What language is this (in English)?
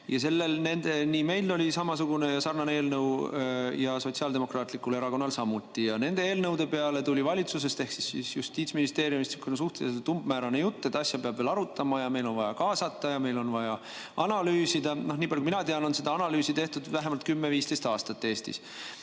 Estonian